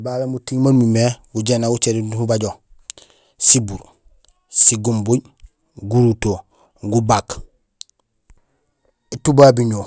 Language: Gusilay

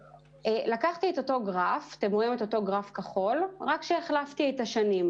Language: Hebrew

